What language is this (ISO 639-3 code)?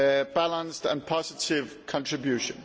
eng